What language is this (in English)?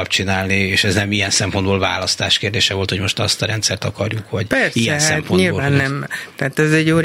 Hungarian